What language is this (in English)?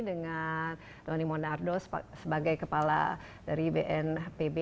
Indonesian